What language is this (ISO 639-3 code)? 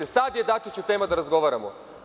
srp